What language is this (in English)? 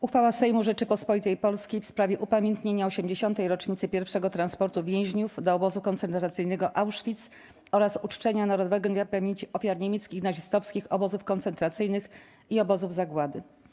Polish